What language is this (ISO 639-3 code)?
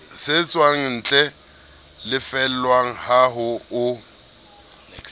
sot